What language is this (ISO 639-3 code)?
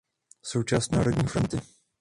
ces